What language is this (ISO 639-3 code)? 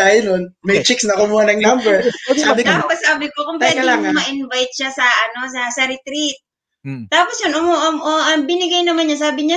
fil